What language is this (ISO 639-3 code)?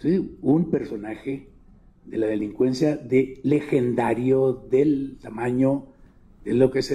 spa